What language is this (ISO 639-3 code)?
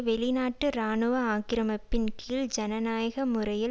tam